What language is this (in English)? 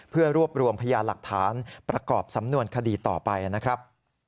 Thai